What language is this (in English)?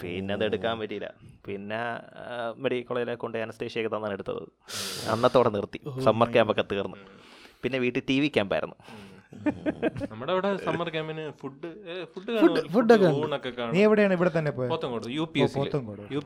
Malayalam